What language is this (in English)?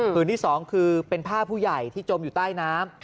Thai